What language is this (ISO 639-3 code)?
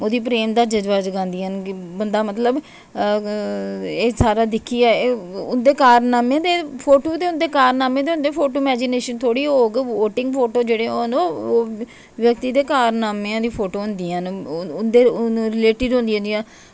doi